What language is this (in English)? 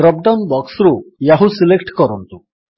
Odia